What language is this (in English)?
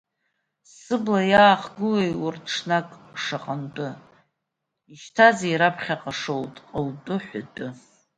Abkhazian